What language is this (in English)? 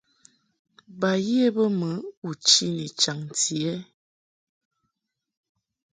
Mungaka